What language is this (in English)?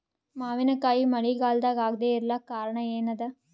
Kannada